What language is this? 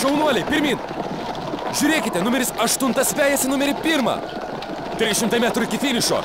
Lithuanian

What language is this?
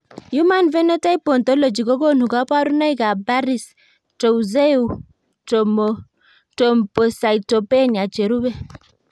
Kalenjin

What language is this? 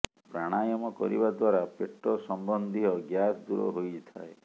Odia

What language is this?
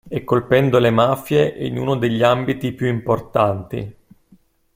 Italian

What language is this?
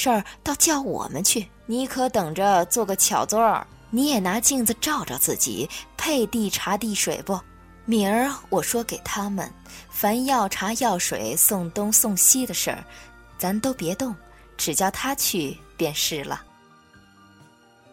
Chinese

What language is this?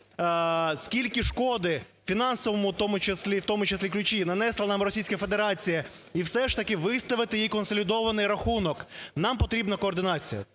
Ukrainian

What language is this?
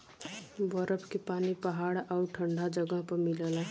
Bhojpuri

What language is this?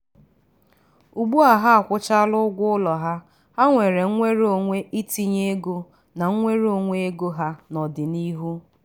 Igbo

